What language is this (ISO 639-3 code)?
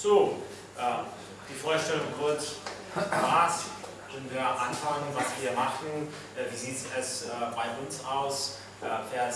deu